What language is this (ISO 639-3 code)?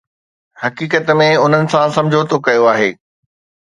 snd